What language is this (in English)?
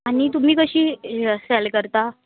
Konkani